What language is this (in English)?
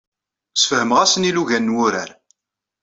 Kabyle